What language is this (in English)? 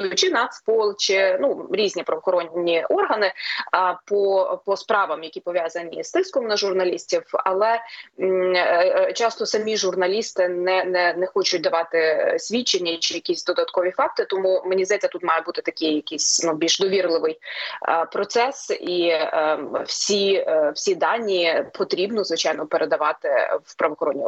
Ukrainian